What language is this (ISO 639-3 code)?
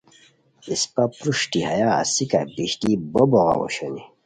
khw